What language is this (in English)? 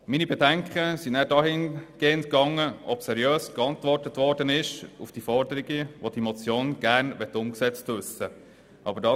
Swiss German